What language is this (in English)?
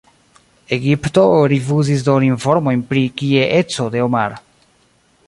Esperanto